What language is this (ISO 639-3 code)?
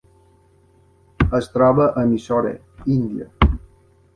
cat